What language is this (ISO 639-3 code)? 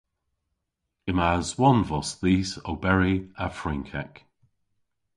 cor